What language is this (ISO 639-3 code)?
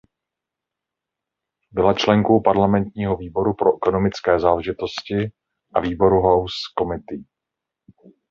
ces